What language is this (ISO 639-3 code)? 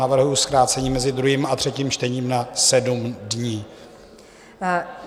ces